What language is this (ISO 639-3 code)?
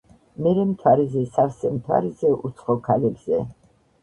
kat